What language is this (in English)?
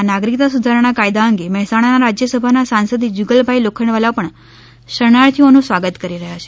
Gujarati